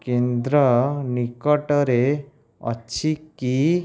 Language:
Odia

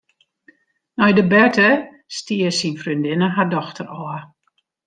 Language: Western Frisian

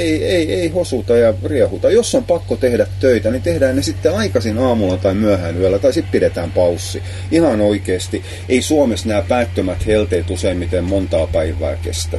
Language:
Finnish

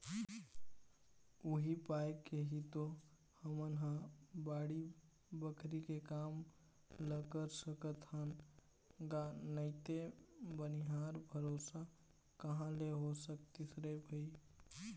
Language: Chhattisgarhi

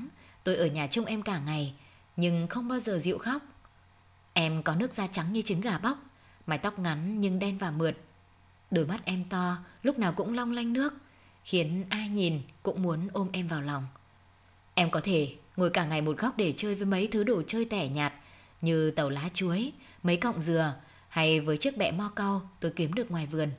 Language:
Vietnamese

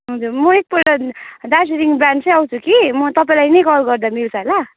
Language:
Nepali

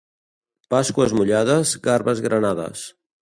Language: Catalan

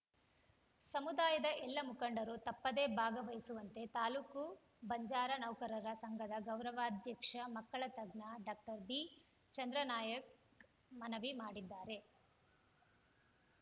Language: Kannada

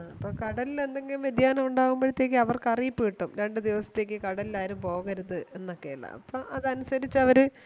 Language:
Malayalam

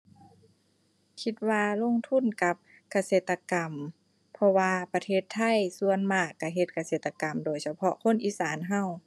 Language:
Thai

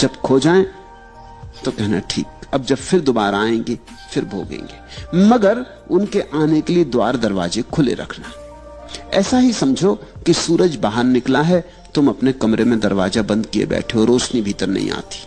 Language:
Hindi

